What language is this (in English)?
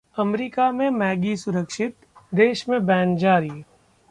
Hindi